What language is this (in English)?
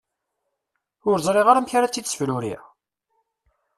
Kabyle